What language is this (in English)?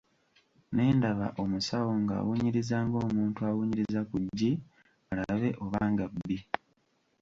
Ganda